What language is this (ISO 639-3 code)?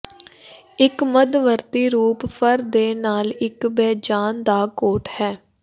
pan